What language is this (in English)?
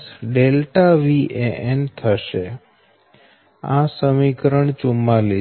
Gujarati